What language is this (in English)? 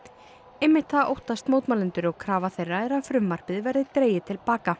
Icelandic